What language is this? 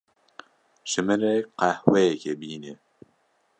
Kurdish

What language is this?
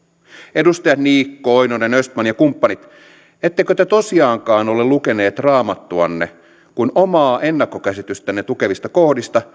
Finnish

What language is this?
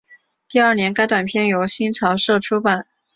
Chinese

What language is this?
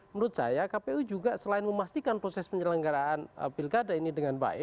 Indonesian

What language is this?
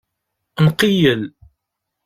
Kabyle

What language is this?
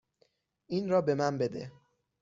Persian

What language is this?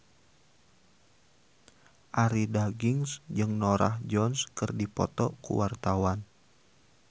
Sundanese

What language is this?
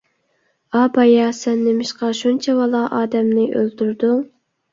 Uyghur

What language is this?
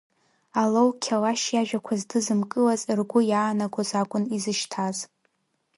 Abkhazian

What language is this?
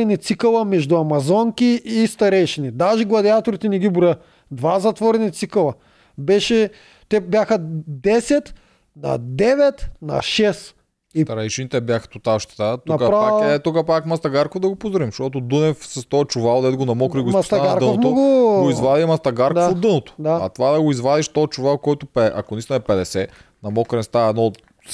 Bulgarian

